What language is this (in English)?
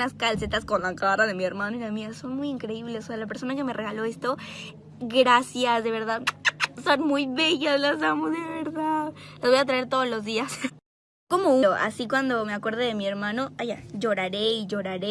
Spanish